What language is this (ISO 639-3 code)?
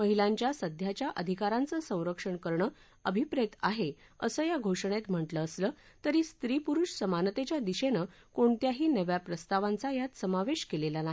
mar